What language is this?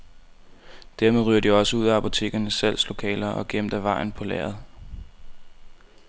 Danish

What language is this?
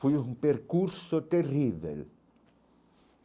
Portuguese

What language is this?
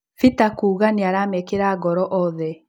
Kikuyu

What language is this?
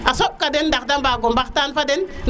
Serer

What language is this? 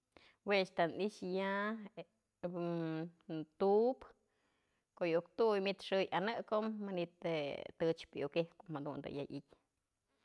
Mazatlán Mixe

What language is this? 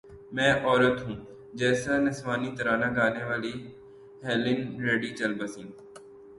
Urdu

